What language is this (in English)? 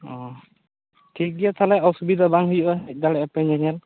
Santali